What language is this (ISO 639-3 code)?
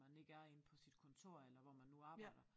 dan